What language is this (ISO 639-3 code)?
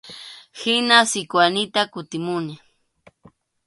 qxu